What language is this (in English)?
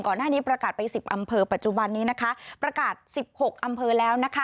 Thai